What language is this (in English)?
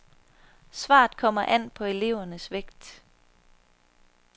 Danish